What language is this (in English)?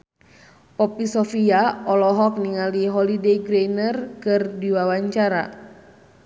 Sundanese